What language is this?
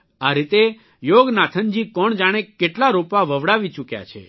Gujarati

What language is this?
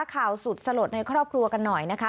Thai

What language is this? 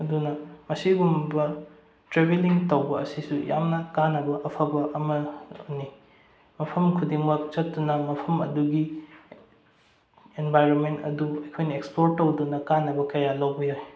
Manipuri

